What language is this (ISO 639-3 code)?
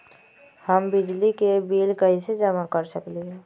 mag